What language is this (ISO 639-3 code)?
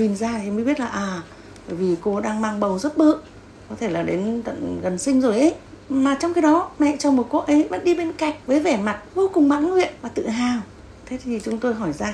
vie